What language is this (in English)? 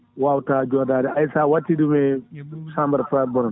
Fula